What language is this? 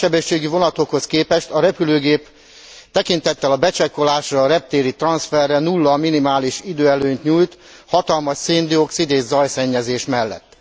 Hungarian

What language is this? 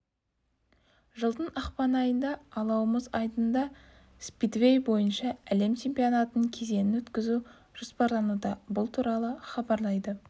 Kazakh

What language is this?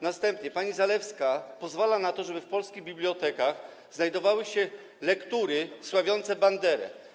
Polish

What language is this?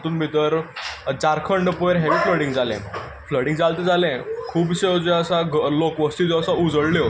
Konkani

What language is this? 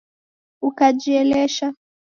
Taita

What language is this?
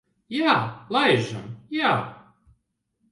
Latvian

